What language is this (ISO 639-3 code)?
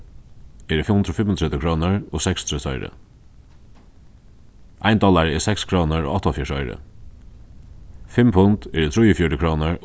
fao